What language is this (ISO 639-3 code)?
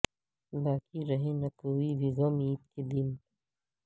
urd